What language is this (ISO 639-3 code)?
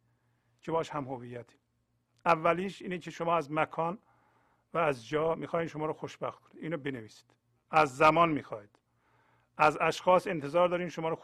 fas